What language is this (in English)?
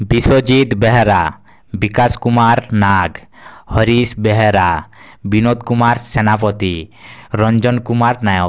Odia